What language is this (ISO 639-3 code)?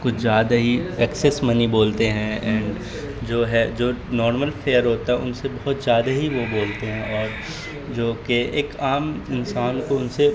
urd